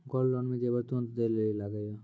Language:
Maithili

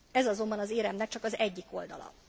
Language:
Hungarian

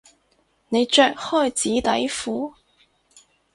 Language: Cantonese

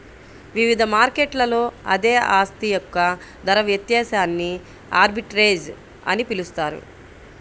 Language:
Telugu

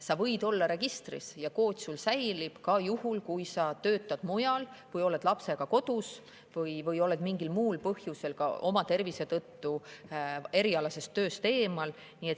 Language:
Estonian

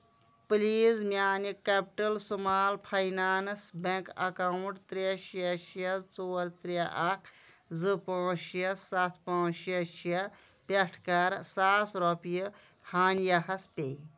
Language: Kashmiri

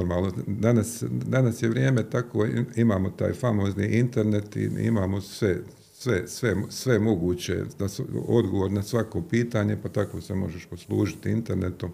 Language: Croatian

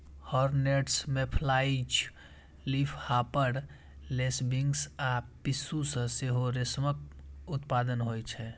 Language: Maithili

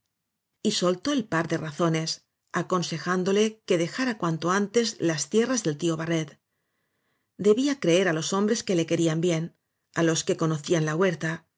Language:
Spanish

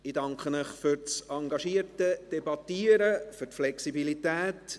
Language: Swiss German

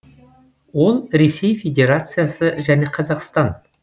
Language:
Kazakh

